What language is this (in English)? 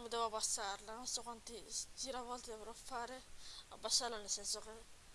Italian